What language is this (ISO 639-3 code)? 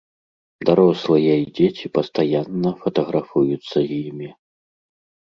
bel